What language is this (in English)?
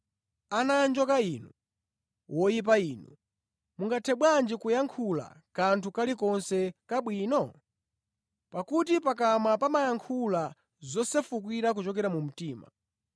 Nyanja